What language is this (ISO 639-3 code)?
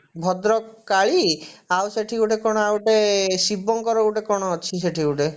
ori